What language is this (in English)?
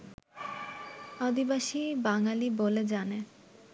Bangla